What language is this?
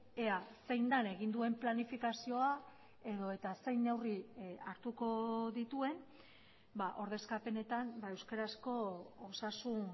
Basque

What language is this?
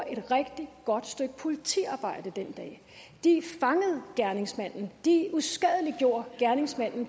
Danish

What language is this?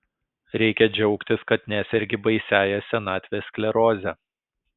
Lithuanian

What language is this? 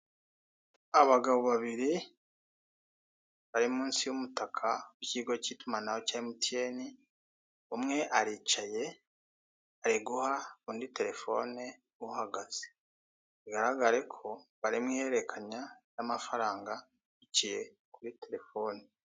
Kinyarwanda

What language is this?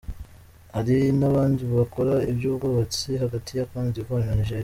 Kinyarwanda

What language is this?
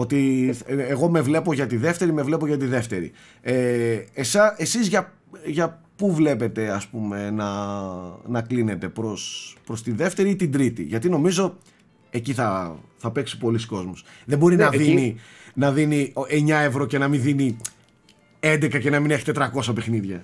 Greek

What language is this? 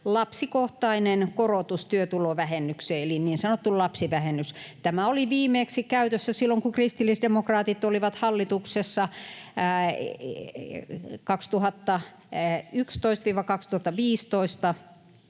Finnish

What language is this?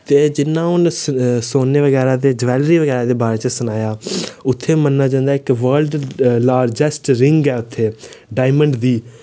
Dogri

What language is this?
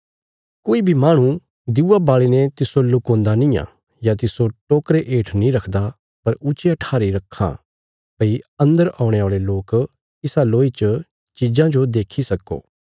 Bilaspuri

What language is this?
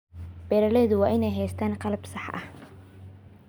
Somali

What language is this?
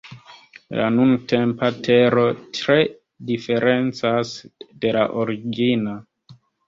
Esperanto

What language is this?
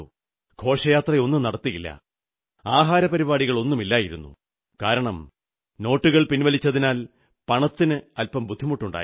Malayalam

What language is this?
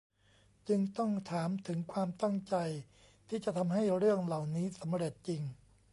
Thai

